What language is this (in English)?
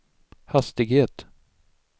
Swedish